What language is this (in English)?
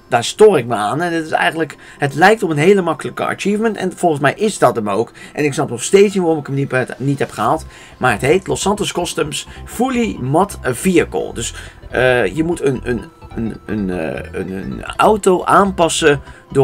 Dutch